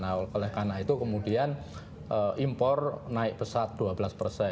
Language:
Indonesian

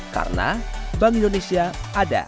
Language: Indonesian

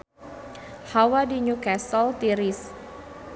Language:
Sundanese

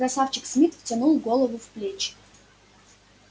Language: Russian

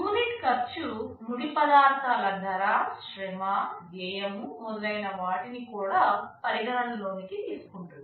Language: Telugu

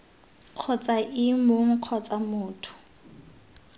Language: Tswana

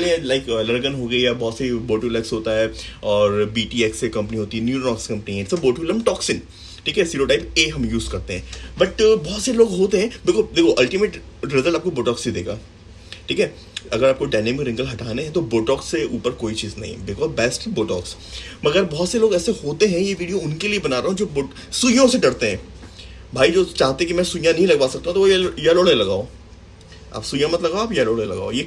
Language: Dutch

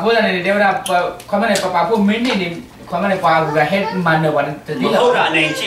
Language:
Thai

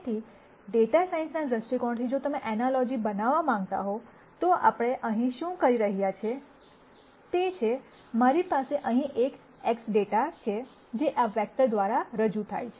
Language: Gujarati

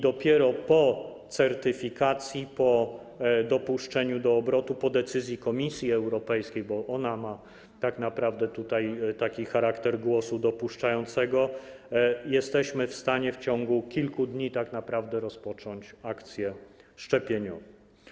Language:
Polish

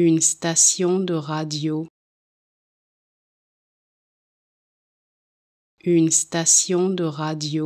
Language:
French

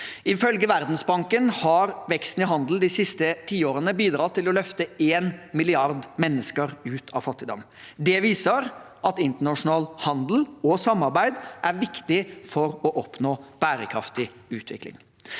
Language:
Norwegian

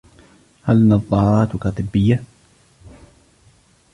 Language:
Arabic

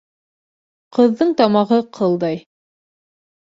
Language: Bashkir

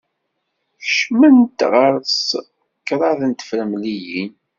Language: Kabyle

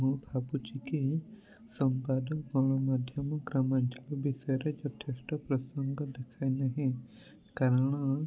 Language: Odia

